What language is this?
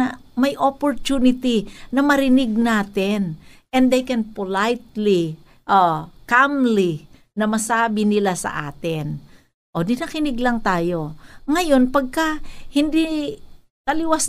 Filipino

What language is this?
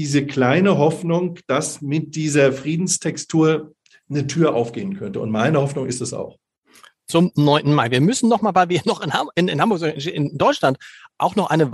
German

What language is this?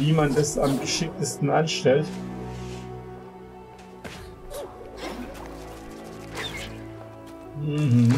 German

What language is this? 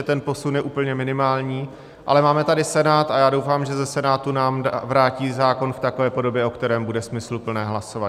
Czech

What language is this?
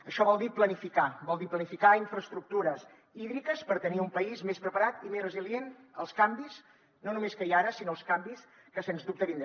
Catalan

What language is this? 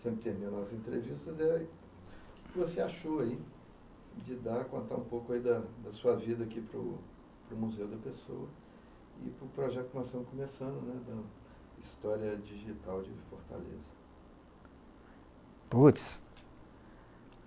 Portuguese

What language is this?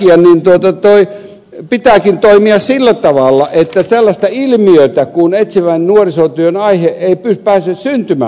Finnish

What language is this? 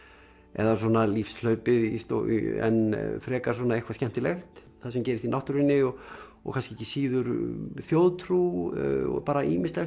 Icelandic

